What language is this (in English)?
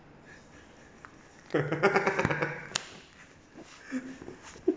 English